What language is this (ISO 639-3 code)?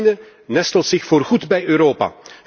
nld